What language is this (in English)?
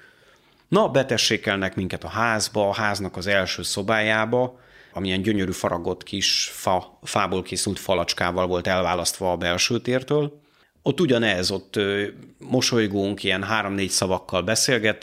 Hungarian